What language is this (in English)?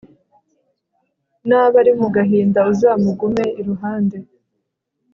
Kinyarwanda